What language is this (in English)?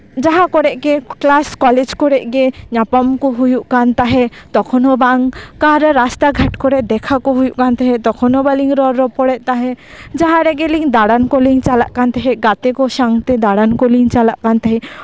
Santali